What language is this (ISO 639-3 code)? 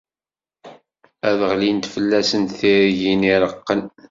kab